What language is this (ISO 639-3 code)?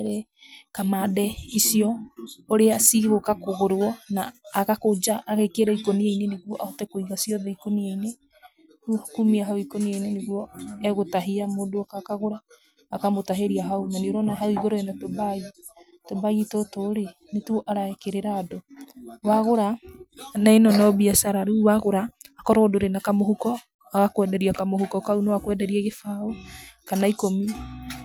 kik